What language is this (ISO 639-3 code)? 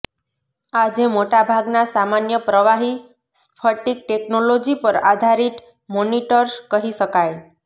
guj